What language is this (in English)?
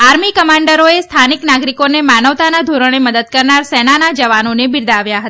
Gujarati